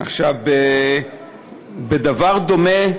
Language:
Hebrew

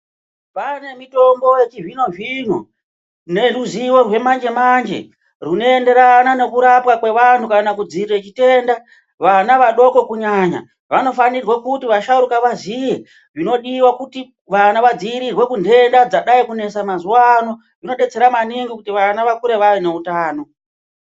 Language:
Ndau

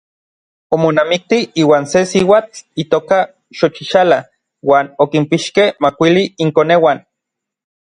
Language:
Orizaba Nahuatl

